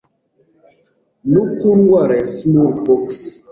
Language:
Kinyarwanda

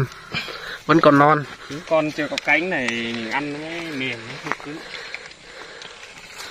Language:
Vietnamese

